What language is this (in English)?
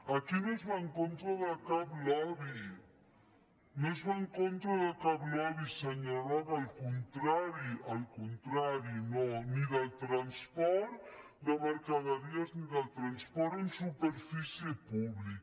Catalan